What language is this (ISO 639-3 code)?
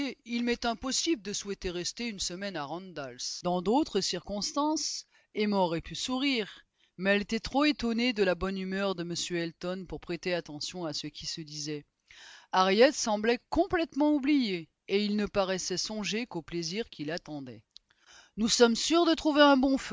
fra